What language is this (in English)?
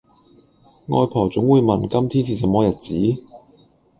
Cantonese